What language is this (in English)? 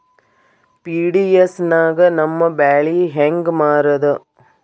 Kannada